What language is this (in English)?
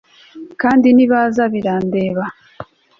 Kinyarwanda